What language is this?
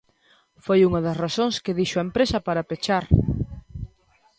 Galician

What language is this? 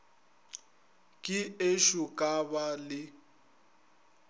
Northern Sotho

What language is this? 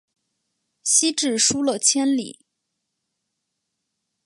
Chinese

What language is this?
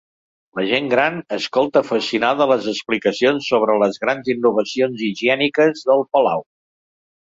Catalan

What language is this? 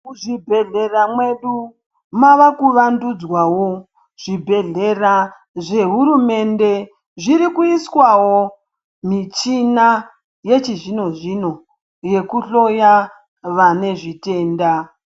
Ndau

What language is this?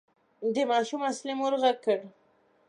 Pashto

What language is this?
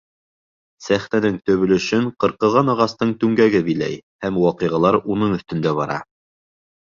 Bashkir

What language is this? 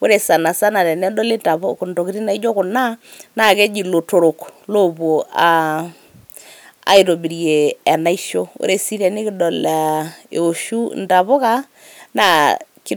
Masai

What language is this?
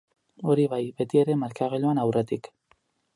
Basque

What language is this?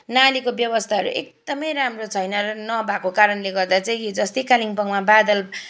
Nepali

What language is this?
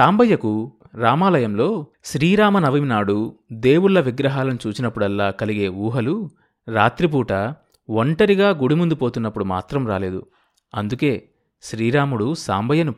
Telugu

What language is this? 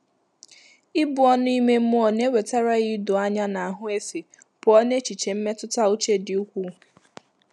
Igbo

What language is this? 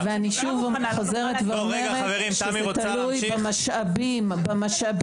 Hebrew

